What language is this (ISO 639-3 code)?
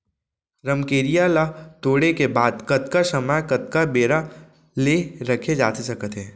hne